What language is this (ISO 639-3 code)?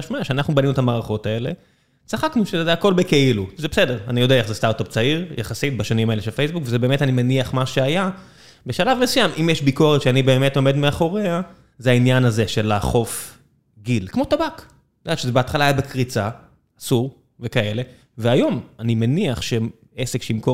heb